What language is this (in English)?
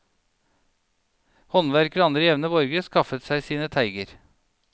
Norwegian